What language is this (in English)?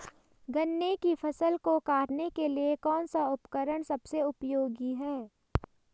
Hindi